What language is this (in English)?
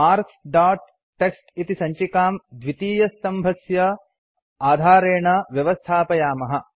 Sanskrit